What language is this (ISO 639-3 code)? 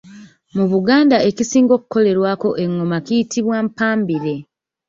lug